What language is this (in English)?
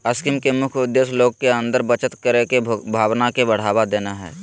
Magahi